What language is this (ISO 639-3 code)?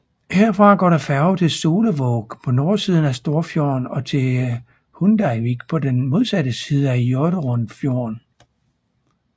dan